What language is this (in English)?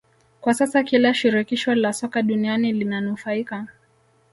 Swahili